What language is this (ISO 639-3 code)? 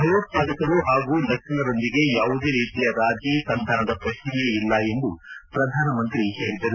kan